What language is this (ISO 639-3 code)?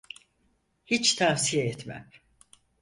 tur